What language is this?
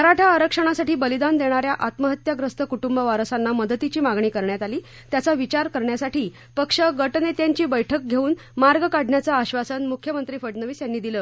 Marathi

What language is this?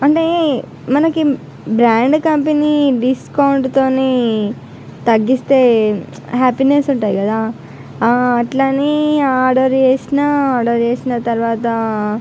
Telugu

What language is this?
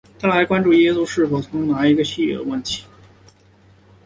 Chinese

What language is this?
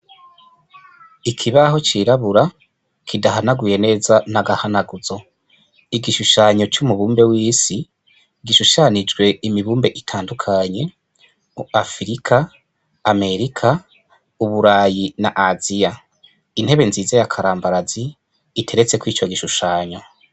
Rundi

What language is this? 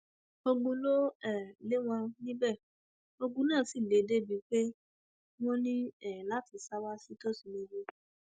Yoruba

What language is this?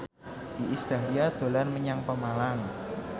Javanese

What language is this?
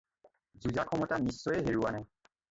Assamese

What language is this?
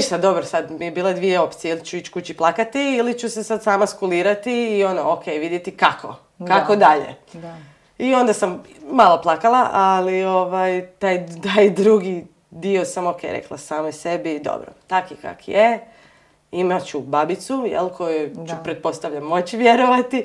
Croatian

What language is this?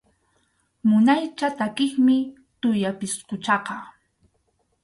Arequipa-La Unión Quechua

